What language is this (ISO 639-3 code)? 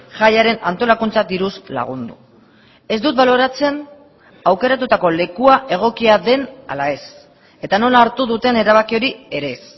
eus